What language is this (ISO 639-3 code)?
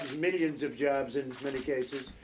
eng